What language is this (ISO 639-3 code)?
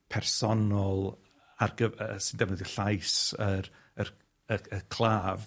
cym